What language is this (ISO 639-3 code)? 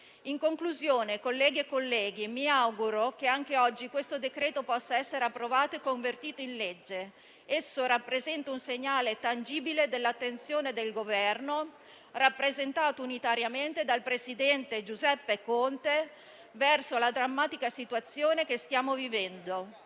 ita